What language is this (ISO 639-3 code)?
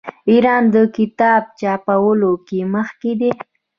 pus